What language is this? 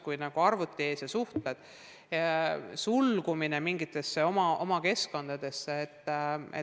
Estonian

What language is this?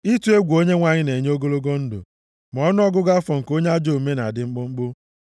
Igbo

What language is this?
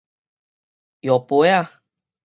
Min Nan Chinese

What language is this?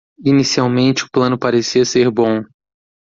Portuguese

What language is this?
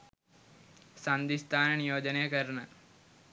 Sinhala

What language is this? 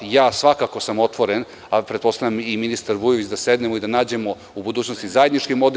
Serbian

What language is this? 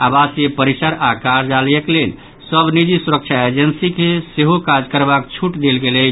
Maithili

